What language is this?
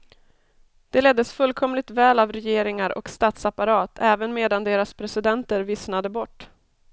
Swedish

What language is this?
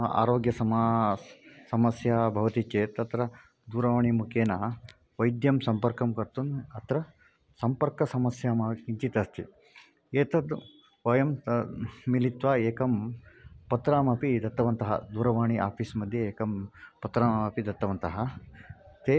Sanskrit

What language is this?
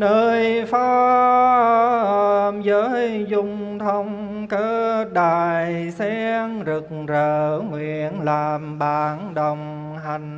Vietnamese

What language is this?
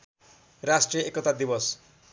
Nepali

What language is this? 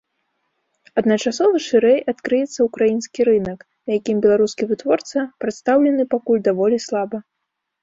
Belarusian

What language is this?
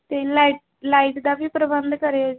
Punjabi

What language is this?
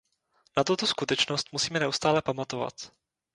Czech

